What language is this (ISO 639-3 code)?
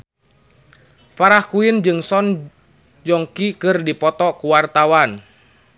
sun